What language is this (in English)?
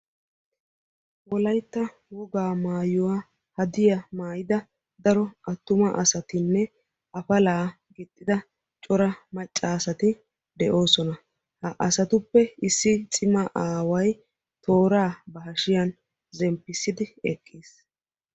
Wolaytta